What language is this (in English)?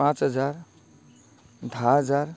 Konkani